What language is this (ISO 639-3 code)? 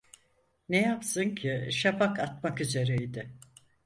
tur